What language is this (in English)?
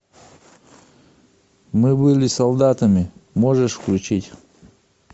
Russian